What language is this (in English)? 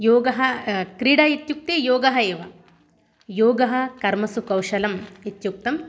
Sanskrit